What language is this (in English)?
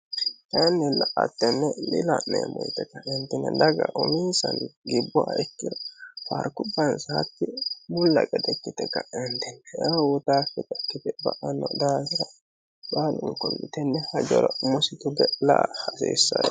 Sidamo